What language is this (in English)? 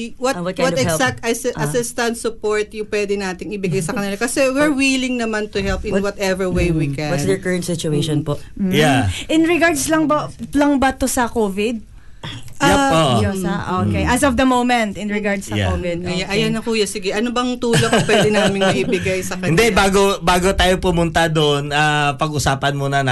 Filipino